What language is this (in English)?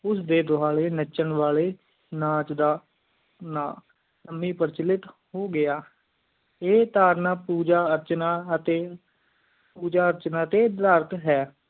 Punjabi